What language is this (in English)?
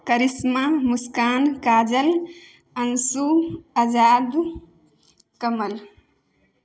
Maithili